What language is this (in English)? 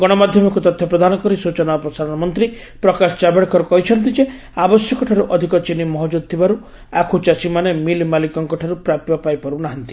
Odia